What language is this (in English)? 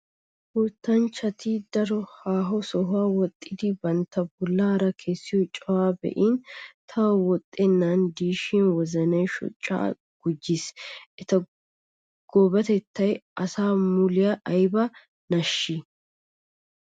Wolaytta